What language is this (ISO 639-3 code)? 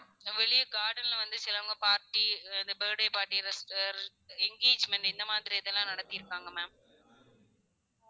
tam